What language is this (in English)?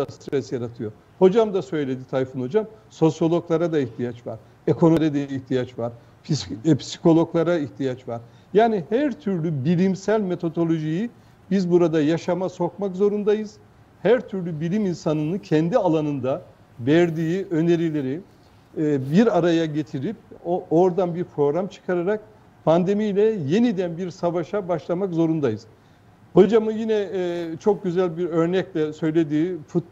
Turkish